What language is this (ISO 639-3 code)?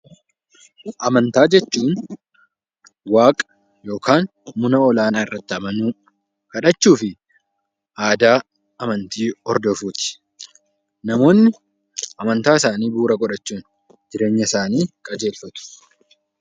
orm